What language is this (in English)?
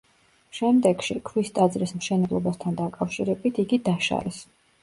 Georgian